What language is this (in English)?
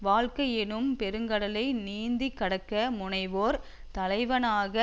Tamil